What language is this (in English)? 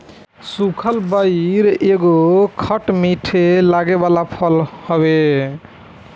Bhojpuri